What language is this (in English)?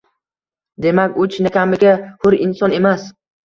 Uzbek